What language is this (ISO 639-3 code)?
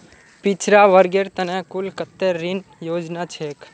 mag